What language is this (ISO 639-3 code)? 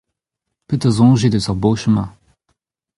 bre